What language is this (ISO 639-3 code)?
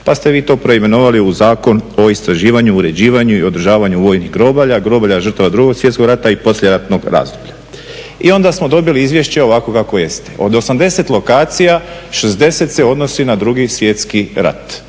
hrv